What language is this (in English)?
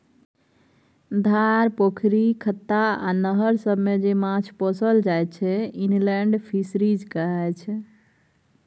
Maithili